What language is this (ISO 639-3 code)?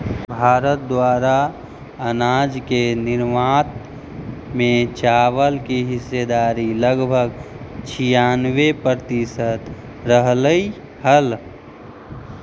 mag